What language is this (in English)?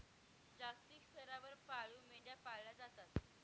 Marathi